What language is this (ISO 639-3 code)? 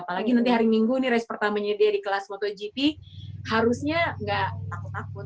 ind